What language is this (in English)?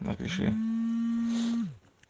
Russian